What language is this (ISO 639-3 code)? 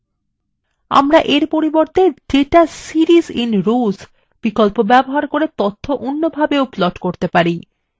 ben